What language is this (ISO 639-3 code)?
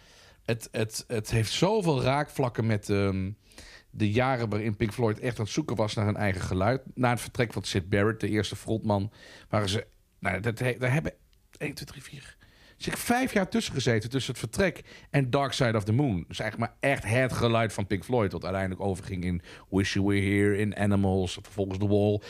nld